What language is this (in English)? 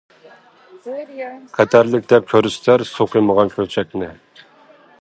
Uyghur